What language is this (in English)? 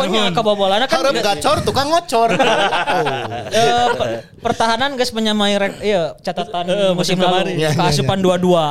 Indonesian